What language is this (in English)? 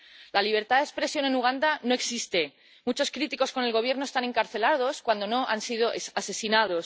Spanish